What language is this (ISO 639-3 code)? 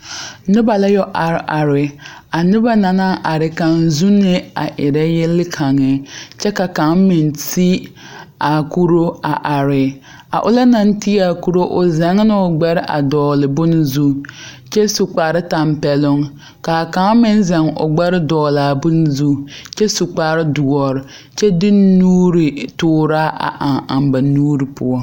dga